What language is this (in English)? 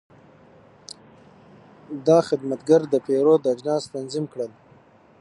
Pashto